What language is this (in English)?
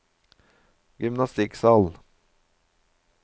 Norwegian